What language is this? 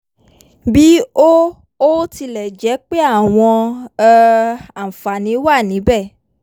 Yoruba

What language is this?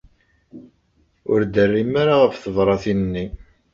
Kabyle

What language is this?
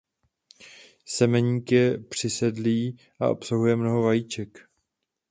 Czech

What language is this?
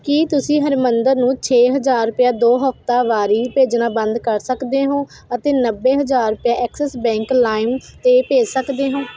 Punjabi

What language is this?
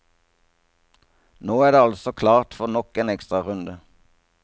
Norwegian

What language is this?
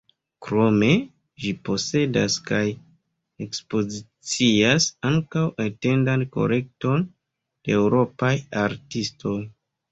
Esperanto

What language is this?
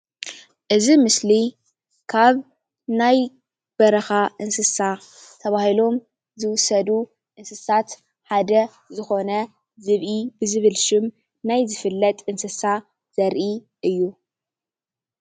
Tigrinya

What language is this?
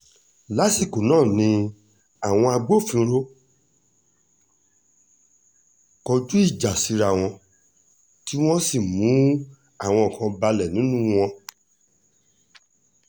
Yoruba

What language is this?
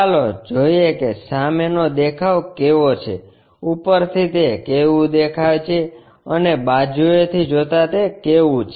Gujarati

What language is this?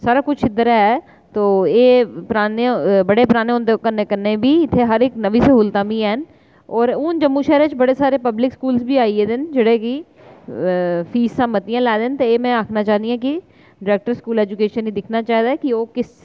Dogri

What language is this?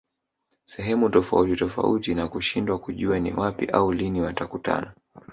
Swahili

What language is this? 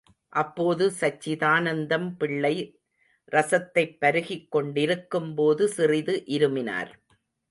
Tamil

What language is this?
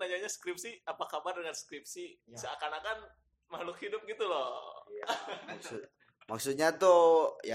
Indonesian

